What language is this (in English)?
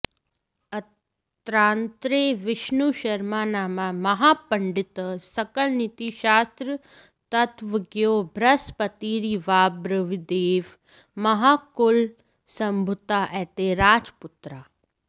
Sanskrit